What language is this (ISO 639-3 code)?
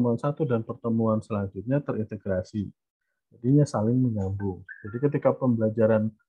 ind